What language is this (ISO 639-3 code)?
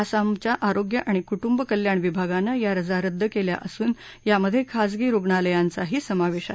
mar